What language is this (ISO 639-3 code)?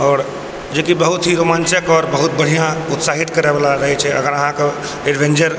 mai